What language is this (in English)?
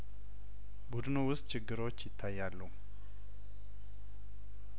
Amharic